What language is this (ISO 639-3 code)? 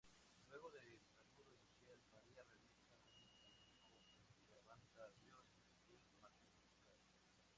spa